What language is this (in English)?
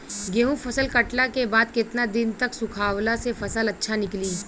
Bhojpuri